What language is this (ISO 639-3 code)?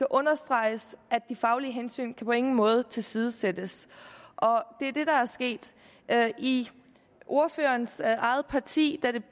dan